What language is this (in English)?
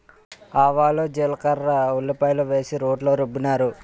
Telugu